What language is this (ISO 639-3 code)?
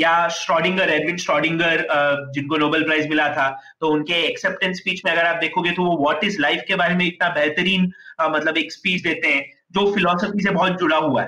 hin